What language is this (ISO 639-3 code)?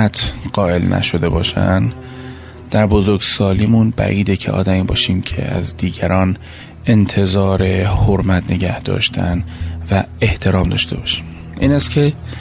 fas